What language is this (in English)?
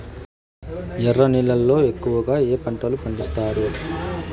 Telugu